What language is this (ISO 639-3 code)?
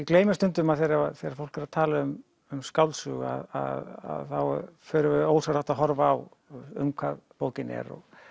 isl